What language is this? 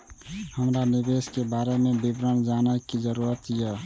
Maithili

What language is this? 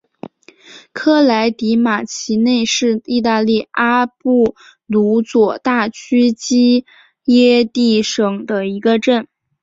Chinese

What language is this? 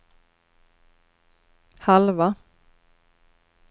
Swedish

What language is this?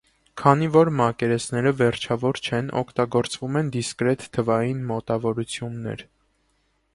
Armenian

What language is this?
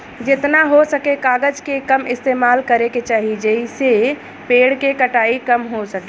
Bhojpuri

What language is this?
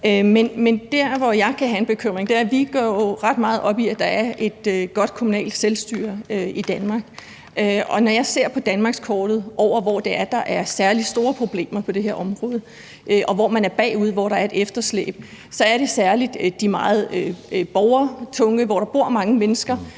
Danish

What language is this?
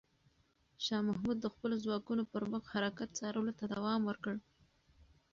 Pashto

